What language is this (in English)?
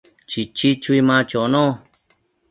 Matsés